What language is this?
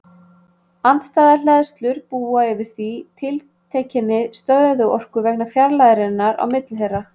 Icelandic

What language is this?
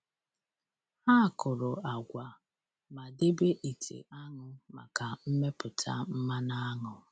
Igbo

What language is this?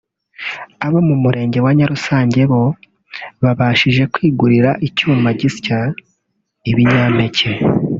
Kinyarwanda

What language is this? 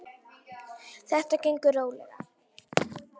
Icelandic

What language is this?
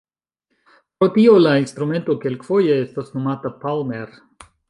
Esperanto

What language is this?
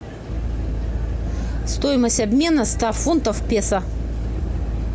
Russian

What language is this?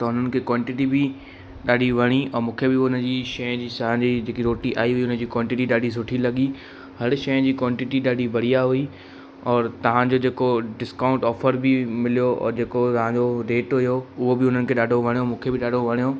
Sindhi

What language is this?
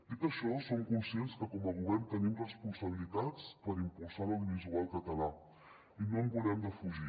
Catalan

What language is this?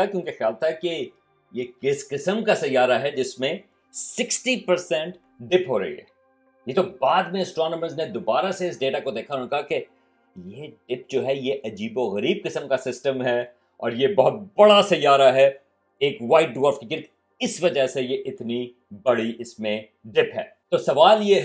Urdu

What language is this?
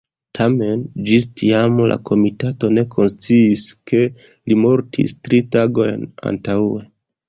Esperanto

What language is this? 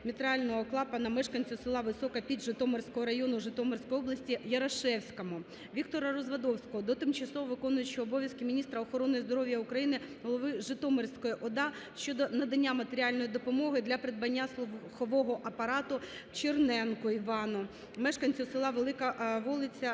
Ukrainian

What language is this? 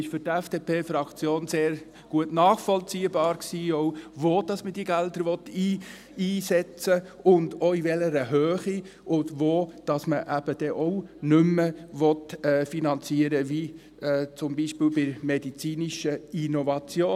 Swiss German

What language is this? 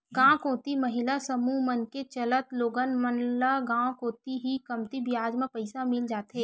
Chhattisgarhi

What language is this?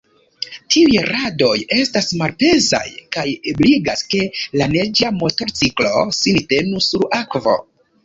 Esperanto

